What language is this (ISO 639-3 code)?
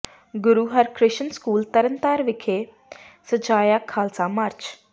pan